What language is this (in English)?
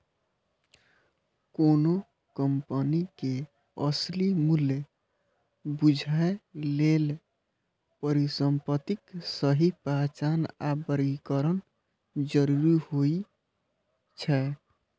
Maithili